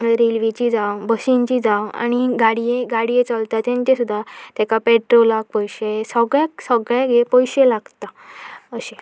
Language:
Konkani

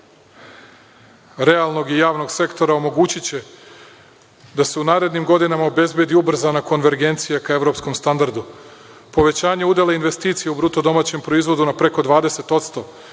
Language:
Serbian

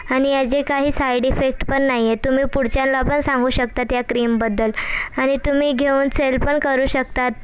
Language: Marathi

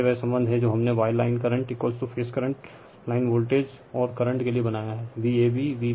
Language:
Hindi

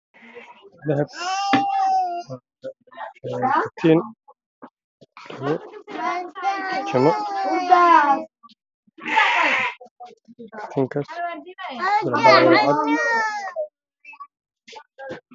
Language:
Somali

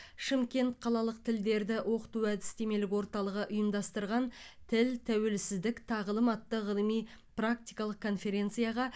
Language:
Kazakh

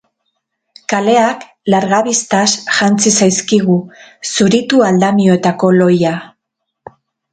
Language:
Basque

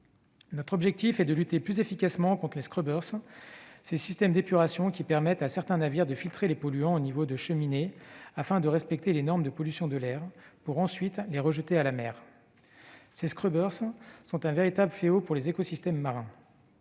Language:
French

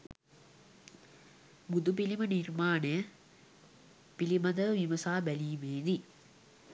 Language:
Sinhala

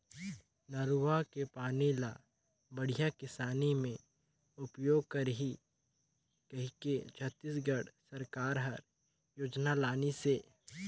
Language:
Chhattisgarhi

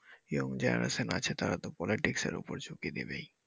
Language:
Bangla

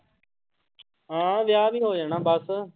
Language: Punjabi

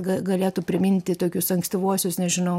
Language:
Lithuanian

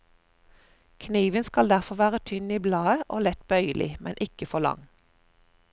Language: Norwegian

